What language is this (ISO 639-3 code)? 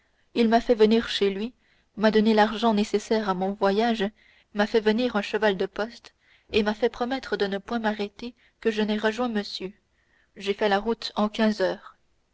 fra